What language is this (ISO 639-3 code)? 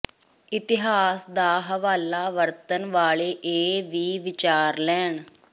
pan